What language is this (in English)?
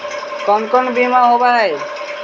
Magahi